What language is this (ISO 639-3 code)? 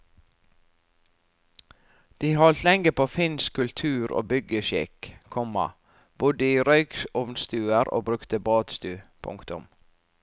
nor